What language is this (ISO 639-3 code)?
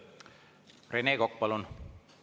est